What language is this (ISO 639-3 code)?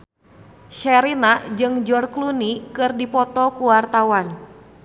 sun